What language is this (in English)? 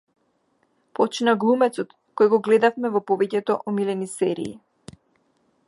Macedonian